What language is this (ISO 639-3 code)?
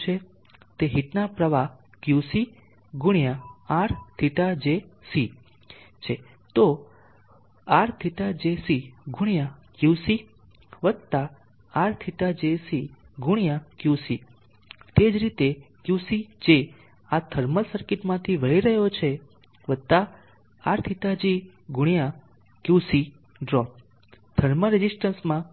guj